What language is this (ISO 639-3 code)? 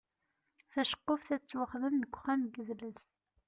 kab